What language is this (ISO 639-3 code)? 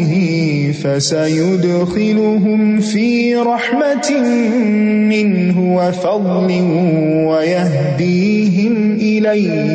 urd